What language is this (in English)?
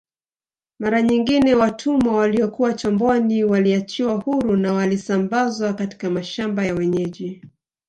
Swahili